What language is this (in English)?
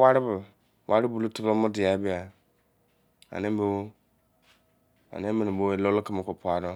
Izon